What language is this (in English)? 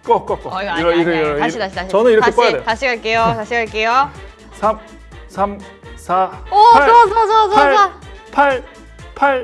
Korean